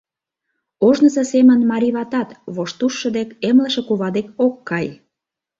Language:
Mari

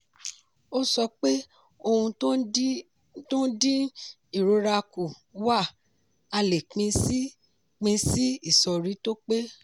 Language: Yoruba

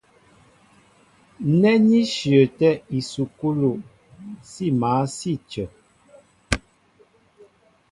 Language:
Mbo (Cameroon)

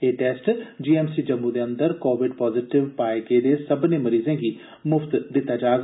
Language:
Dogri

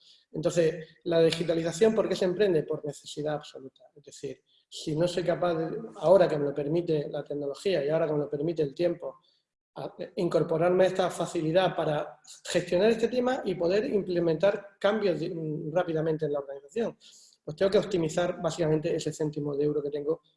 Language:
Spanish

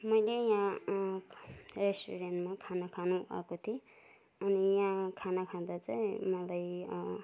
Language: Nepali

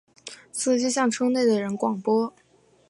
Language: Chinese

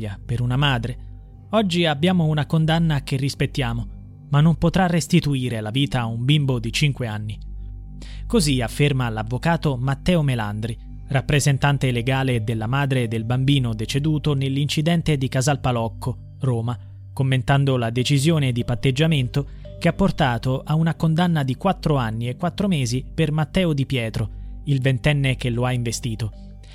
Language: Italian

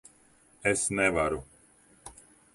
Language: Latvian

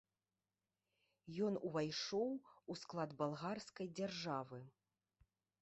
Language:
Belarusian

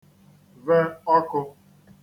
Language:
Igbo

